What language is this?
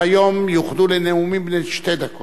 Hebrew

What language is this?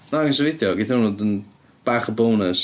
Welsh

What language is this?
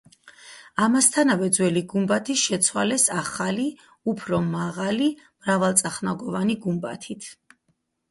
Georgian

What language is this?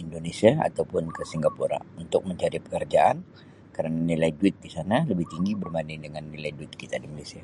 Sabah Malay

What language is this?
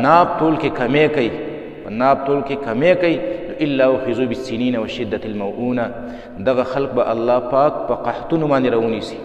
Arabic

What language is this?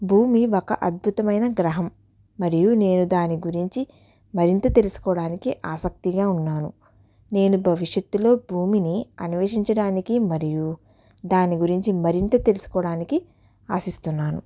Telugu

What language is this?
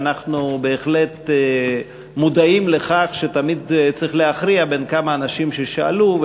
Hebrew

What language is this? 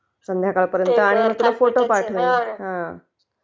Marathi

